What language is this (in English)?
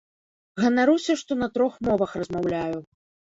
Belarusian